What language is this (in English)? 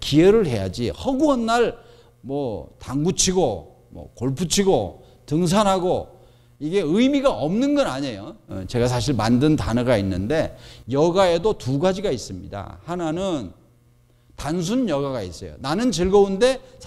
Korean